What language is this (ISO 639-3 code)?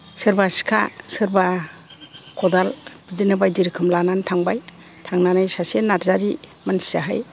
brx